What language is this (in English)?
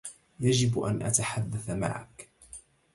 Arabic